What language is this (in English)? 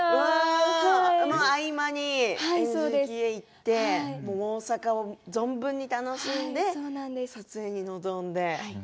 Japanese